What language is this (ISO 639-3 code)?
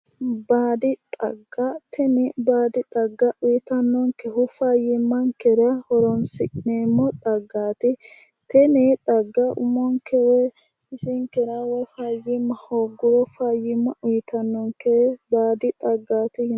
sid